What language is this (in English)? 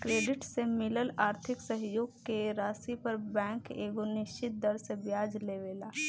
Bhojpuri